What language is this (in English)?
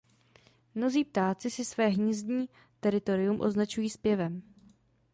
Czech